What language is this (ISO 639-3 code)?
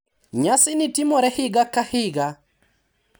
luo